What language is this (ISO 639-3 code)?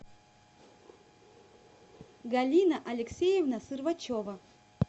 rus